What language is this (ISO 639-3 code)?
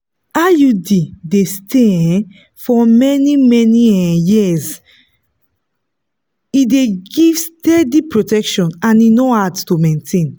pcm